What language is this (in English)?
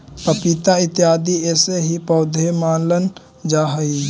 Magahi